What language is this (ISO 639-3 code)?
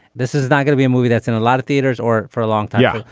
eng